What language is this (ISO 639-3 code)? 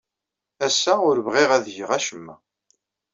kab